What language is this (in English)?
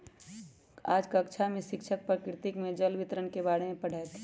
Magahi